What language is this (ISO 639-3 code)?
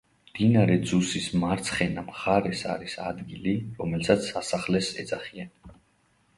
kat